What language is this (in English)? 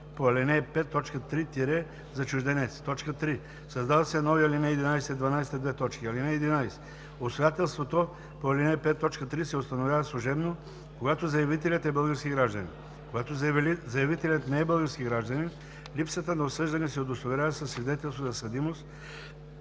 Bulgarian